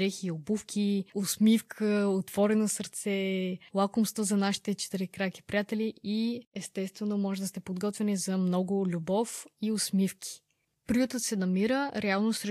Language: Bulgarian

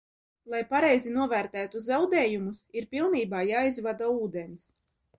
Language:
Latvian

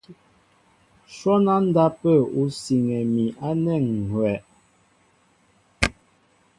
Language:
Mbo (Cameroon)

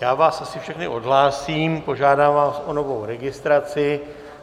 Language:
Czech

